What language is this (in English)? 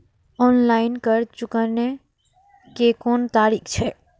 Maithili